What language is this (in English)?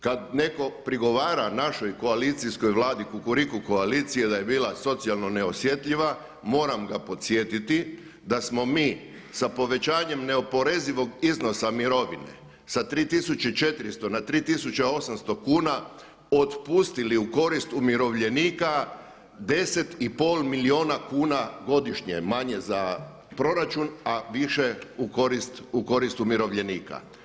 Croatian